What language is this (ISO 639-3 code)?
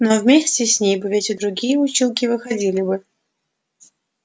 rus